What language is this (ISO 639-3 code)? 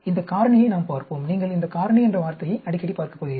tam